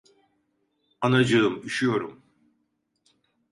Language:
Turkish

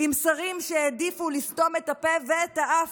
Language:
Hebrew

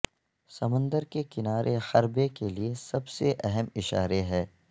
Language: Urdu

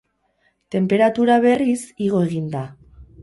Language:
Basque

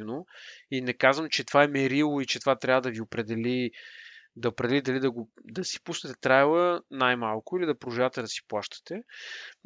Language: Bulgarian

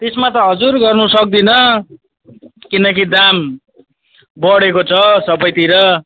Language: Nepali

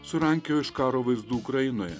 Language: Lithuanian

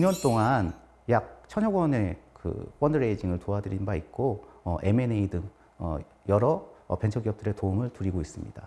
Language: Korean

